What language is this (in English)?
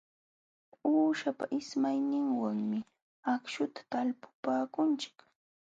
Jauja Wanca Quechua